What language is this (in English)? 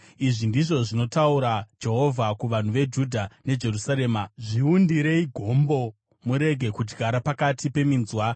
Shona